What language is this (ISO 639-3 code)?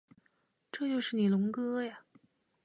zho